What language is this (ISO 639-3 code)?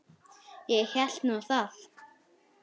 isl